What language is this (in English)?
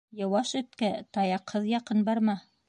Bashkir